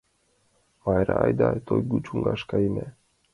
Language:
Mari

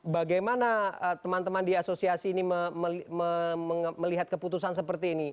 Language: Indonesian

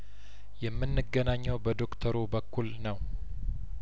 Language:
Amharic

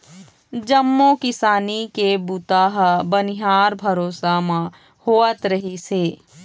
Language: Chhattisgarhi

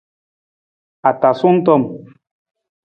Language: Nawdm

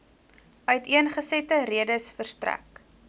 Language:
Afrikaans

